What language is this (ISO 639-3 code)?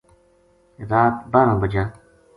gju